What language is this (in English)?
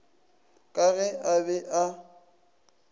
Northern Sotho